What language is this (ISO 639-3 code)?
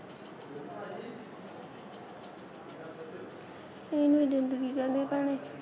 pan